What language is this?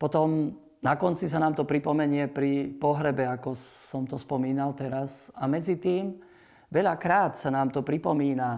Slovak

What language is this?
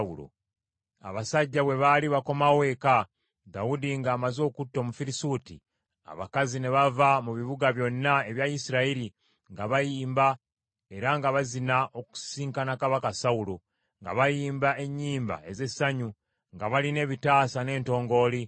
Ganda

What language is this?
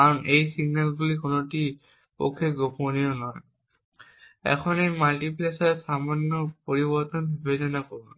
Bangla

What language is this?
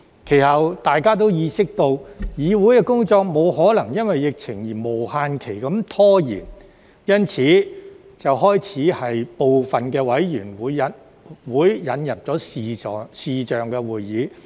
Cantonese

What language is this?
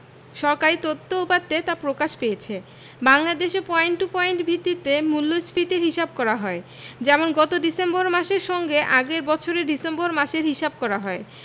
Bangla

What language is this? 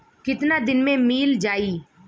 Bhojpuri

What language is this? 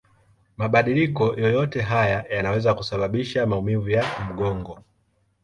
Swahili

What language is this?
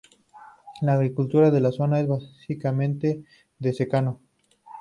Spanish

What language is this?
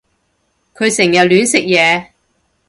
Cantonese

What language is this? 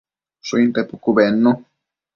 Matsés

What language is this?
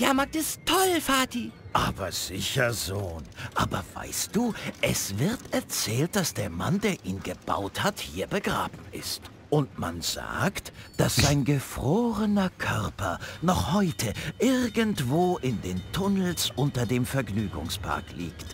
German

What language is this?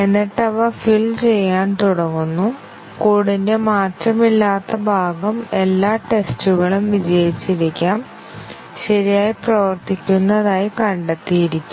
Malayalam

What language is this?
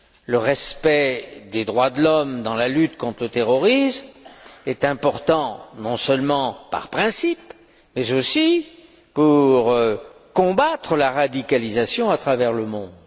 French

